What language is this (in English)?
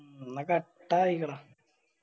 Malayalam